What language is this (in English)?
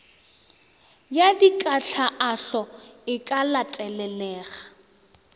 Northern Sotho